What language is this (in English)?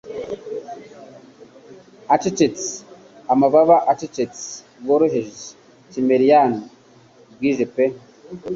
Kinyarwanda